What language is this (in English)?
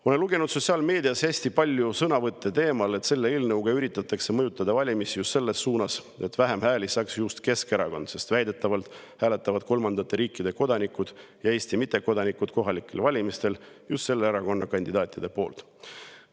Estonian